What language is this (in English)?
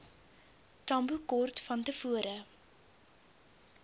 Afrikaans